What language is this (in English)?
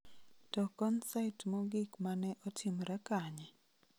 Luo (Kenya and Tanzania)